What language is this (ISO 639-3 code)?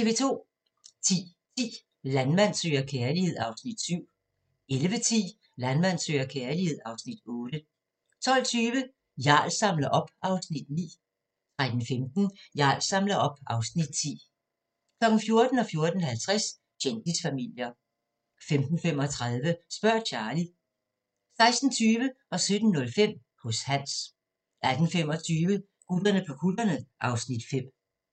dan